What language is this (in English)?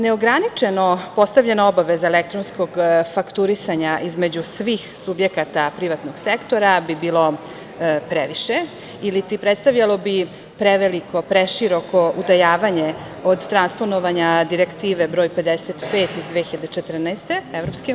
Serbian